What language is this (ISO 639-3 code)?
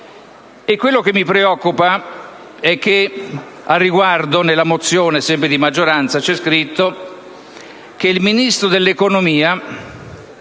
ita